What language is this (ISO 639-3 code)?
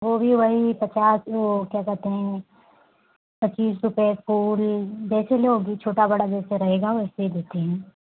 hin